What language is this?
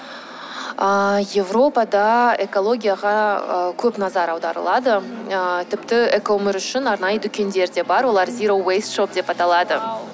Kazakh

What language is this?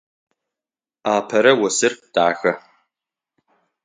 Adyghe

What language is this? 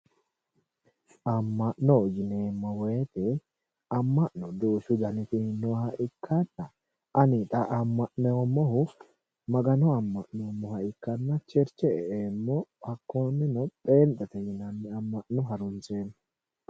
Sidamo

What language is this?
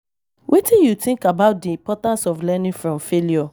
Nigerian Pidgin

